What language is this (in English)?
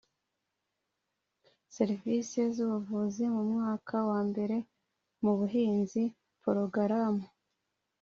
Kinyarwanda